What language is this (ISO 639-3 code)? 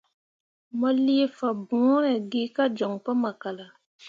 mua